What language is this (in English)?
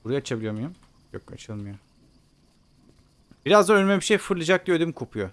Turkish